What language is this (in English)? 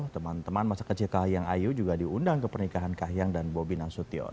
Indonesian